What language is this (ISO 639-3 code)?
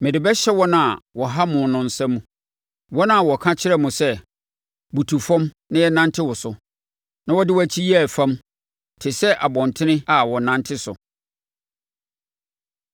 aka